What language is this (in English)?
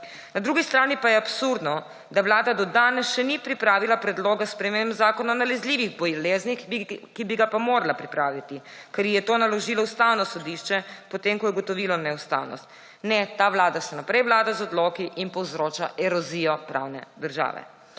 Slovenian